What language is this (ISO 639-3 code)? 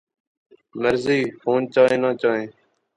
phr